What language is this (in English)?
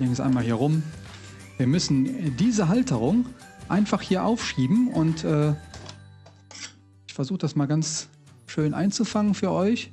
German